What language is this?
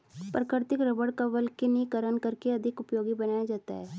Hindi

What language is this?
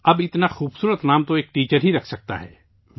Urdu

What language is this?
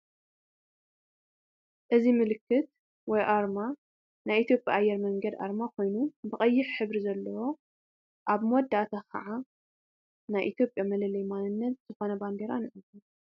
Tigrinya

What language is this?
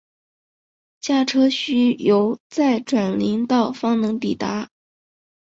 Chinese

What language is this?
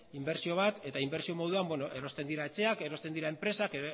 Basque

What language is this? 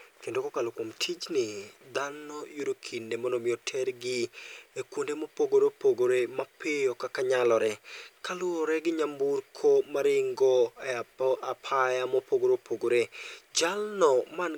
Luo (Kenya and Tanzania)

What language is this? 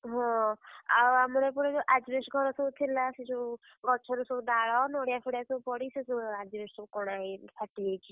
Odia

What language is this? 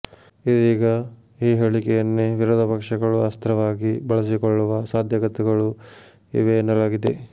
Kannada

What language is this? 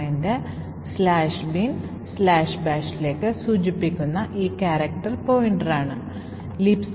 Malayalam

